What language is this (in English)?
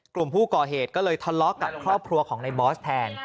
Thai